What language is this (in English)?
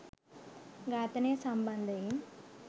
Sinhala